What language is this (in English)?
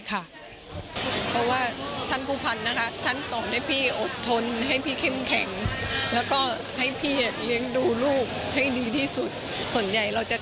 Thai